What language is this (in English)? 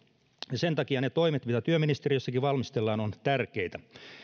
Finnish